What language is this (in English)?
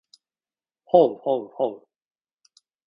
Japanese